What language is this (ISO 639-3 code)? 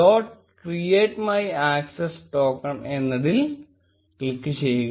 mal